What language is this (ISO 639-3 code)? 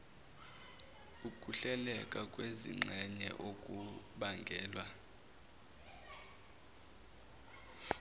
zul